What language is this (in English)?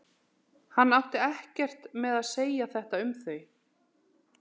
Icelandic